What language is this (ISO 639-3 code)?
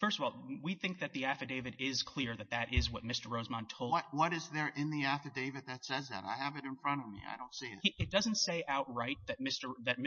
eng